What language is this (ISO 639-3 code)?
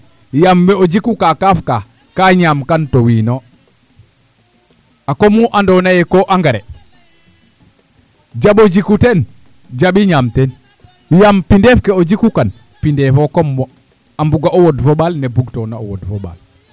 srr